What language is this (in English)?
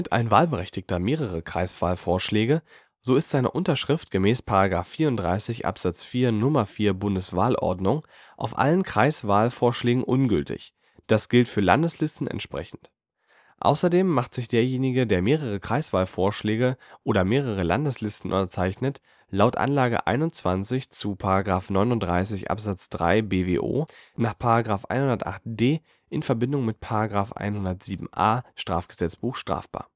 German